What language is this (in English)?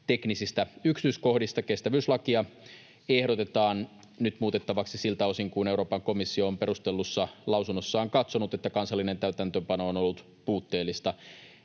Finnish